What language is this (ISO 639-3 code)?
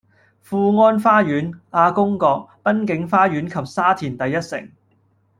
yue